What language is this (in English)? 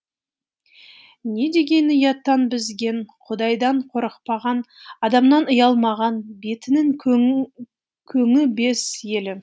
Kazakh